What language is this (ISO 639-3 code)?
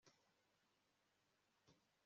kin